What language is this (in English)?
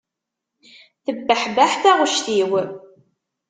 Kabyle